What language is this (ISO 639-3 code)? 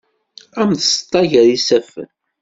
kab